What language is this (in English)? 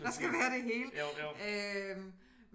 Danish